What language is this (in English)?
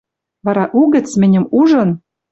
Western Mari